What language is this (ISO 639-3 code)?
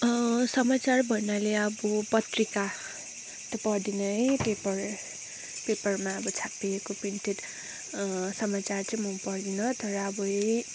nep